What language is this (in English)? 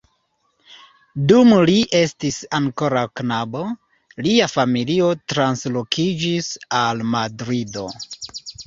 Esperanto